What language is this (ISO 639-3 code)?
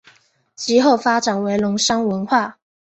zho